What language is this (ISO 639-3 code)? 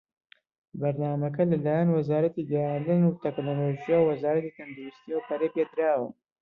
ckb